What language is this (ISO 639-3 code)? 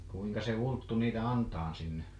fin